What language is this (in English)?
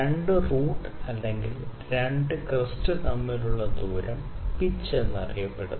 Malayalam